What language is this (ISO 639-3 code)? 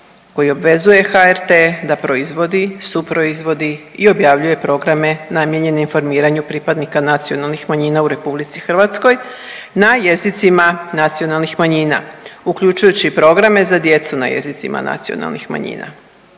hrv